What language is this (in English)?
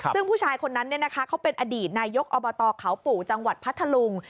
Thai